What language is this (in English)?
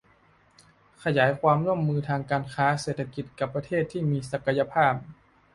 Thai